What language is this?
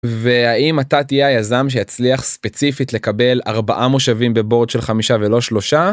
Hebrew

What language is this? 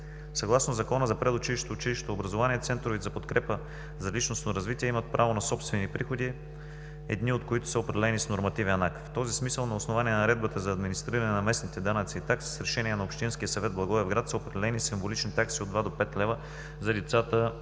Bulgarian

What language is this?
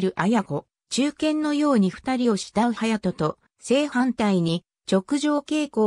Japanese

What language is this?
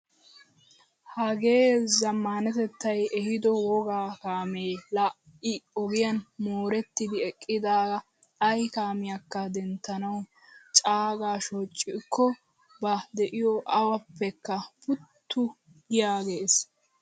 Wolaytta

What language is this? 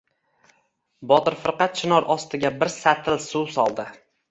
Uzbek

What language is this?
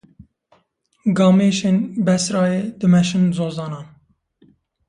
Kurdish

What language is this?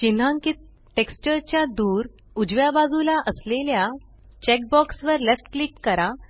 Marathi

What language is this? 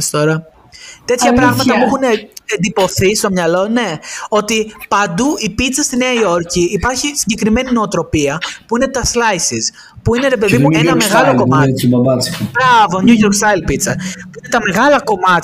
Greek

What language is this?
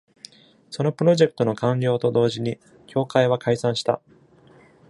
Japanese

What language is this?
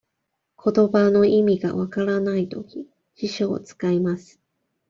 Japanese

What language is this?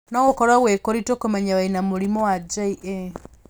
Kikuyu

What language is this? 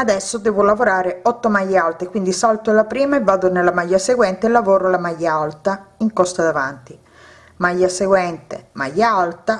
Italian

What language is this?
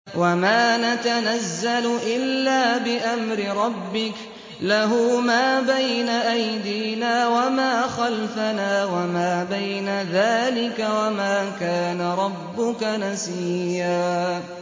Arabic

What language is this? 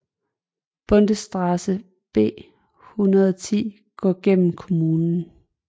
Danish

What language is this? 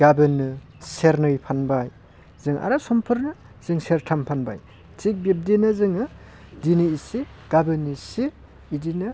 Bodo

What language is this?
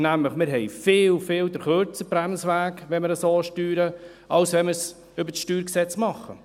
Swiss German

